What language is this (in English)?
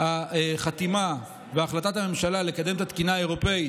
Hebrew